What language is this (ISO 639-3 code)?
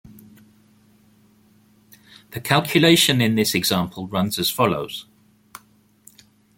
eng